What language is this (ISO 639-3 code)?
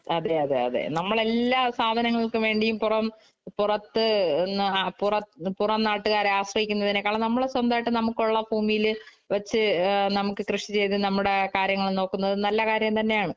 mal